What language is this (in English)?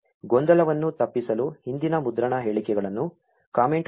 Kannada